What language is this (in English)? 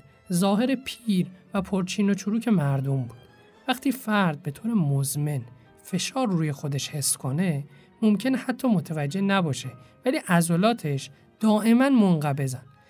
Persian